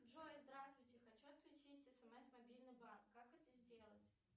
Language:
Russian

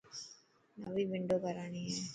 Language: Dhatki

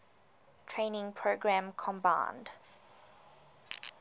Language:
English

